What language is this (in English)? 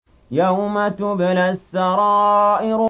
Arabic